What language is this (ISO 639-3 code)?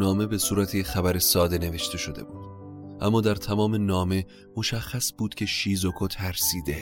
fas